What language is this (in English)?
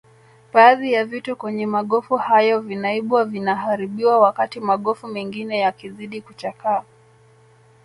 Swahili